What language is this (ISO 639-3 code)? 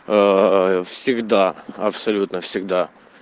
rus